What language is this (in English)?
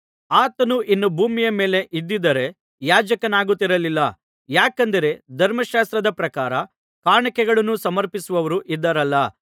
Kannada